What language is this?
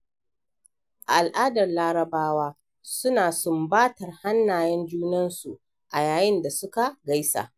Hausa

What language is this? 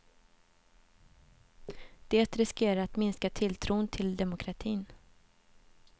Swedish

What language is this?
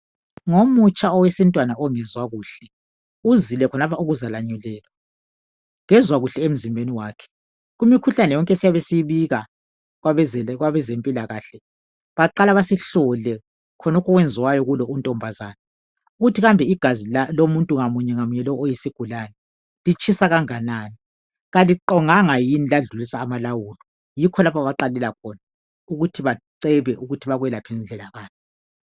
North Ndebele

